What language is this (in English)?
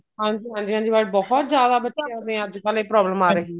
Punjabi